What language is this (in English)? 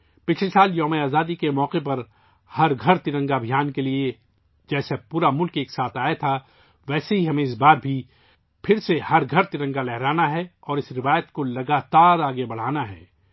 Urdu